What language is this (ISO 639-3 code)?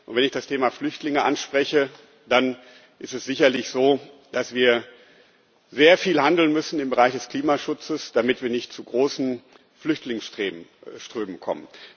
deu